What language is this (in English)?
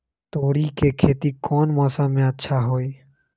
Magahi